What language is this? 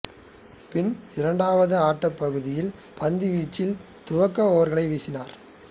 Tamil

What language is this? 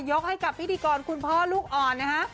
Thai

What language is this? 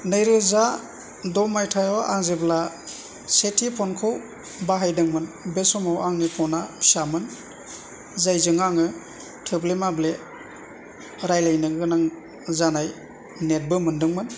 Bodo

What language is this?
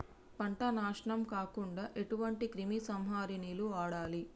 Telugu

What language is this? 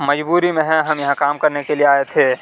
Urdu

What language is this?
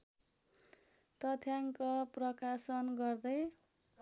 Nepali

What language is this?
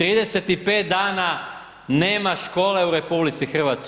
Croatian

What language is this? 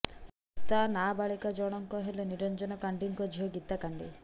Odia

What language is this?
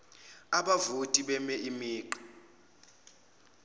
Zulu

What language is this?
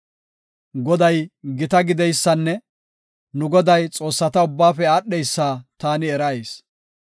Gofa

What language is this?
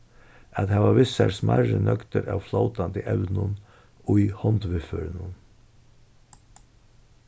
Faroese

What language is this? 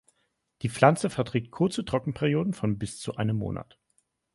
German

